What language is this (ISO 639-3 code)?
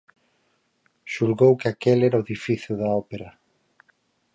glg